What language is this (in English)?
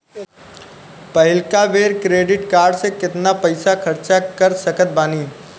Bhojpuri